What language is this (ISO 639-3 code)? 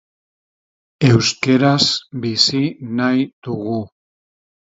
eus